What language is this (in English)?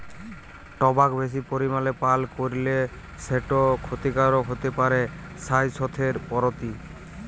Bangla